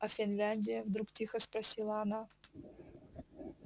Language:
Russian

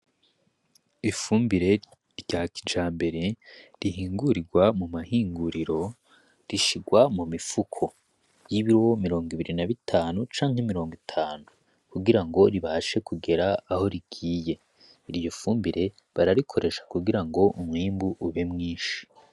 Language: Rundi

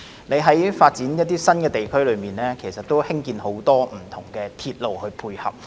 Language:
Cantonese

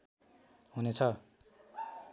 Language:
Nepali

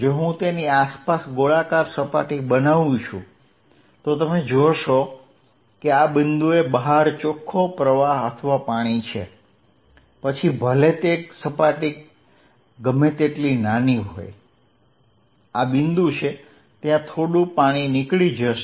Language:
Gujarati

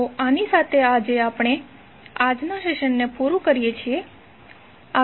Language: Gujarati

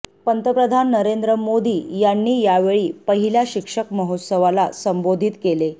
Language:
Marathi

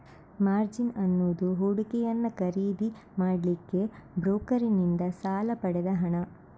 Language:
Kannada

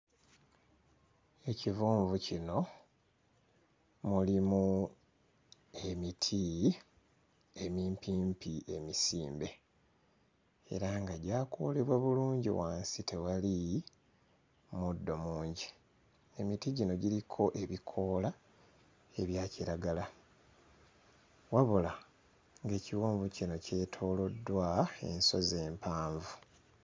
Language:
Ganda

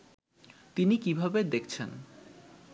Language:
Bangla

